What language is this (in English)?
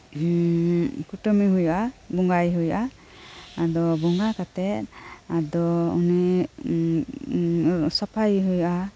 Santali